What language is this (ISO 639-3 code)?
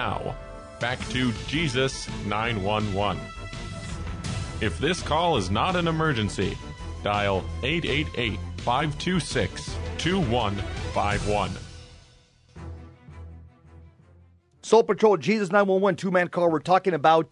eng